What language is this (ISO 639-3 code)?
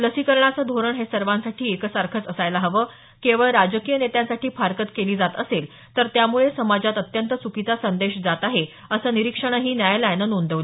mar